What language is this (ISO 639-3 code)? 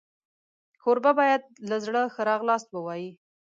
pus